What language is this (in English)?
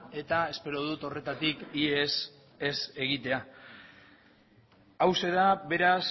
Basque